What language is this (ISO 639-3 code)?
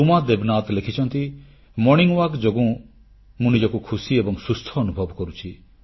ori